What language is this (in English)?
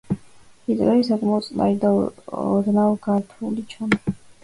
Georgian